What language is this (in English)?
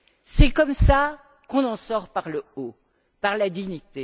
French